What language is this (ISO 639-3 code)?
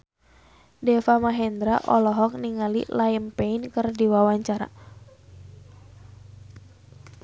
sun